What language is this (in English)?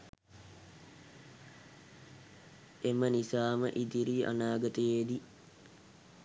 Sinhala